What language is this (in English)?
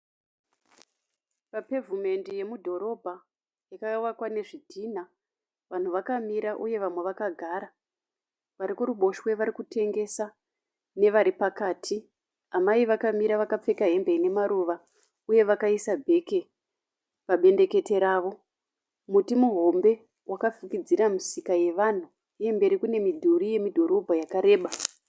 Shona